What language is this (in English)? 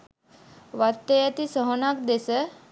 Sinhala